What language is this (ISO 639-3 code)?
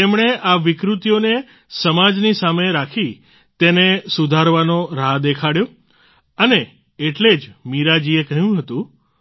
guj